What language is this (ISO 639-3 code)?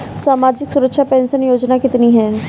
hin